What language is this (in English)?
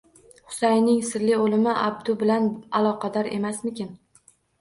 Uzbek